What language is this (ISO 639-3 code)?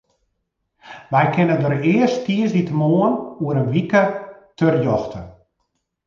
fry